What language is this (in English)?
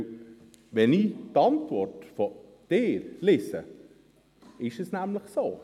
Swiss German